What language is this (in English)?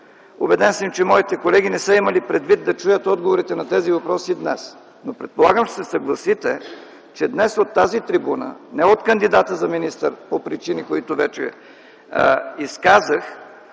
Bulgarian